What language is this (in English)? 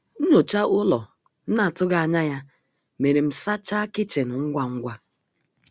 Igbo